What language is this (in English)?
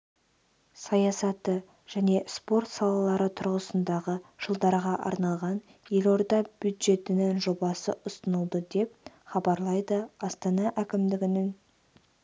Kazakh